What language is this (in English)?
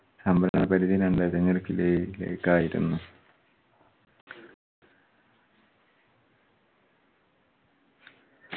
Malayalam